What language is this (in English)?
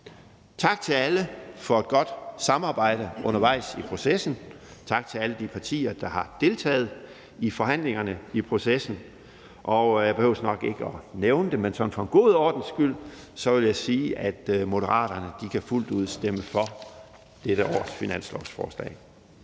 Danish